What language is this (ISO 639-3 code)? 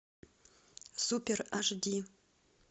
rus